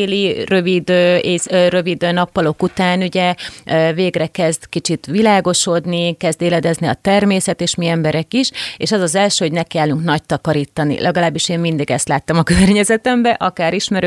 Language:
Hungarian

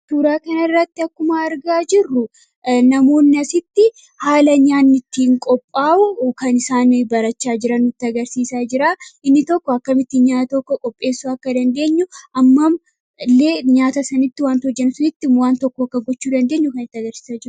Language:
Oromo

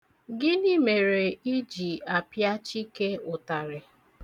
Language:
Igbo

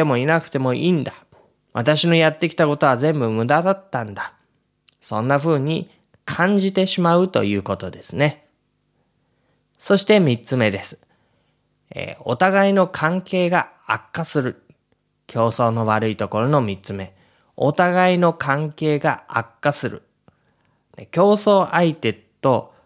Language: Japanese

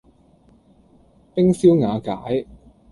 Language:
Cantonese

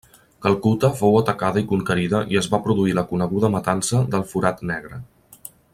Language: Catalan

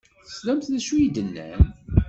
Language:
Kabyle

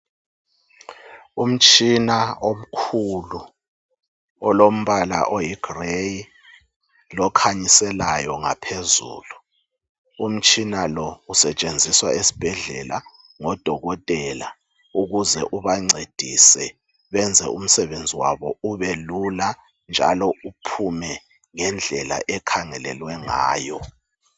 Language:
North Ndebele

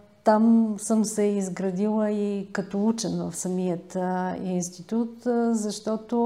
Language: Bulgarian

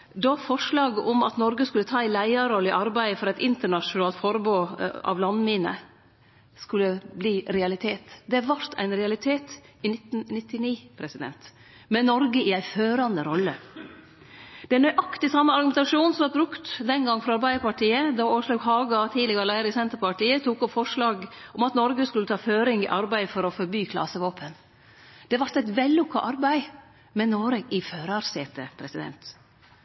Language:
Norwegian Nynorsk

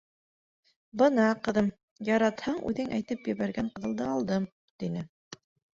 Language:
Bashkir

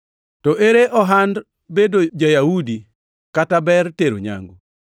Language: Luo (Kenya and Tanzania)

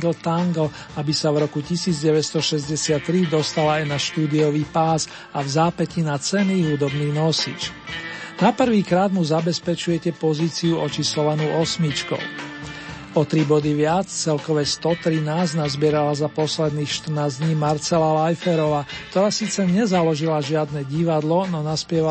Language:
Slovak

